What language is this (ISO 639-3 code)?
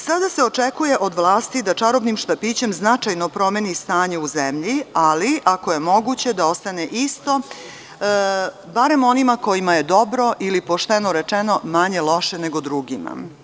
srp